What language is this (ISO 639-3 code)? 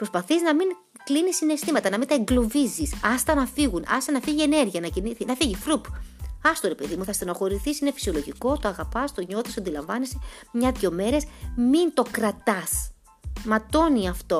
ell